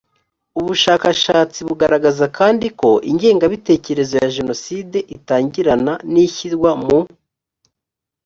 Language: Kinyarwanda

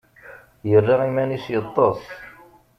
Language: Kabyle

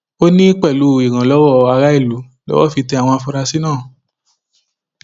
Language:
Yoruba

